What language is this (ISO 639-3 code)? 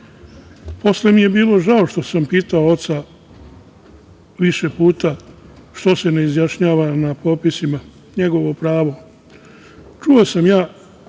srp